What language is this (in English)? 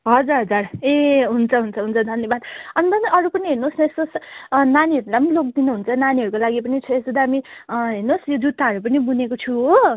Nepali